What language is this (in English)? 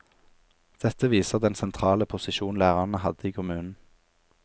Norwegian